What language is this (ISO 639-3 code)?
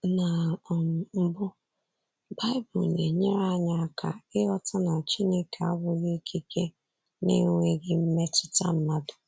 ibo